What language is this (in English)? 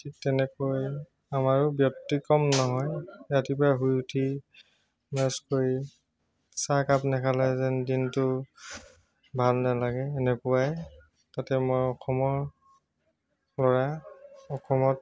Assamese